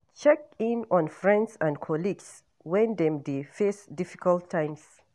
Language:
Nigerian Pidgin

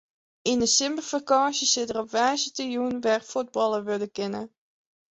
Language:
Western Frisian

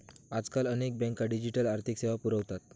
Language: Marathi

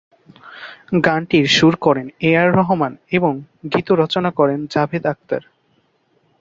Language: Bangla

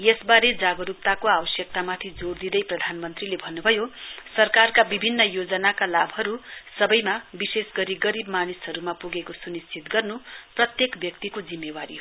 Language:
Nepali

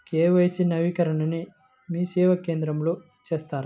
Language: Telugu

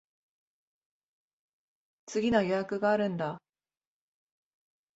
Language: Japanese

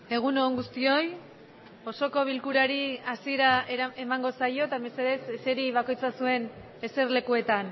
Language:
Basque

